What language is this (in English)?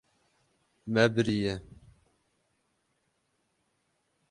Kurdish